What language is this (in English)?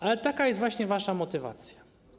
Polish